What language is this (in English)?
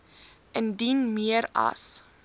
Afrikaans